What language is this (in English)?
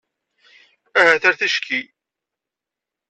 Kabyle